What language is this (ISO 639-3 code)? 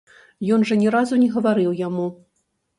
bel